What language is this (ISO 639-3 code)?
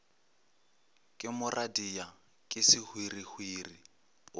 nso